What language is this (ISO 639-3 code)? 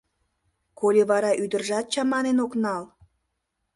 chm